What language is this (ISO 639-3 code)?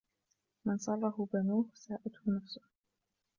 ara